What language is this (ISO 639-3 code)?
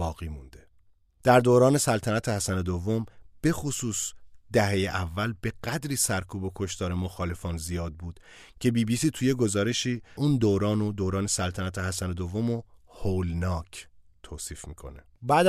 fas